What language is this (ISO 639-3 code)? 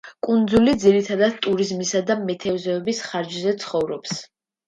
kat